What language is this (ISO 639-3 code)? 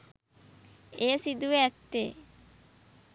sin